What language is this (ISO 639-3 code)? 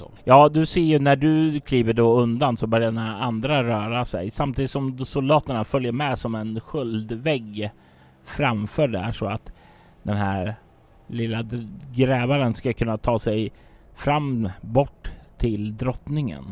swe